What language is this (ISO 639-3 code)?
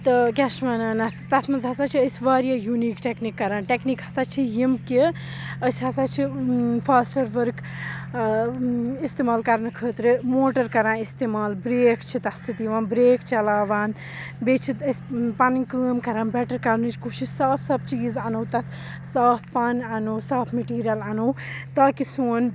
kas